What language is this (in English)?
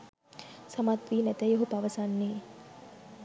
Sinhala